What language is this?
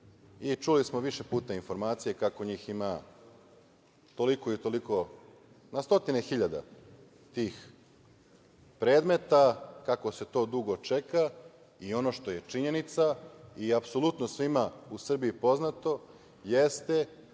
Serbian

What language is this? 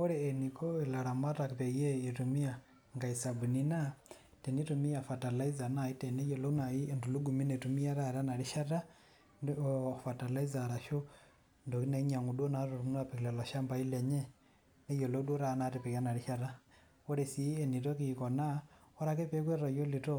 Masai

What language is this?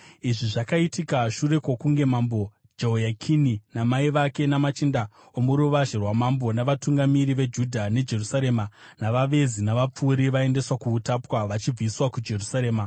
Shona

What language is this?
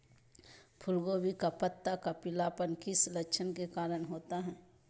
Magahi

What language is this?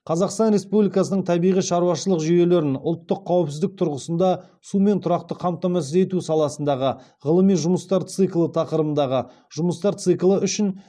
Kazakh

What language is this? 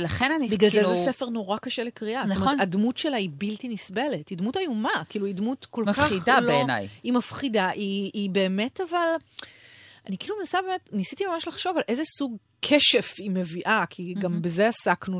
Hebrew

